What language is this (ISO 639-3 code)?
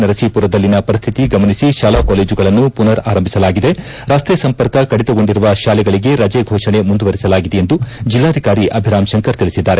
kan